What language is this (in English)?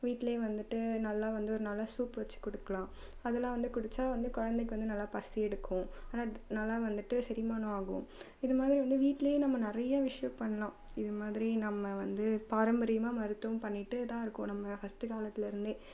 Tamil